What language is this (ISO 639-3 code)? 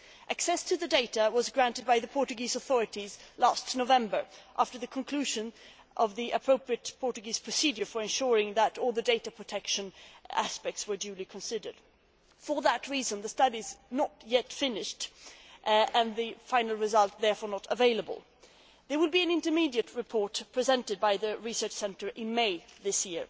eng